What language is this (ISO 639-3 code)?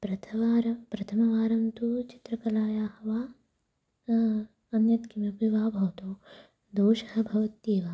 san